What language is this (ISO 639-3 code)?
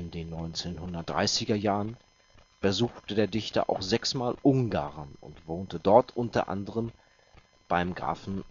deu